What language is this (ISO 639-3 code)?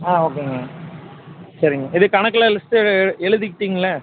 tam